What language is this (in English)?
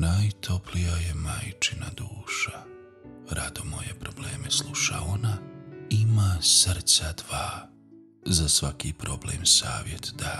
Croatian